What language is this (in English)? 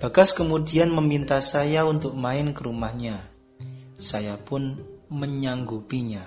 Indonesian